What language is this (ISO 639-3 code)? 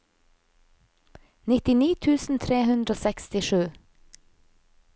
nor